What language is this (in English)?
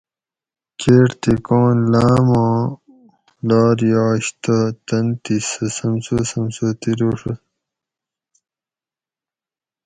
Gawri